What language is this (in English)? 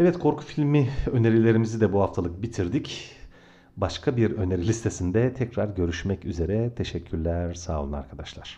Turkish